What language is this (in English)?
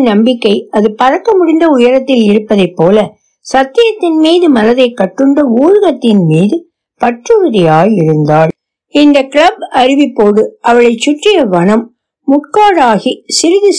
Tamil